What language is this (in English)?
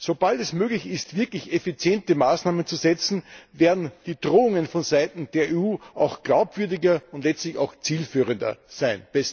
German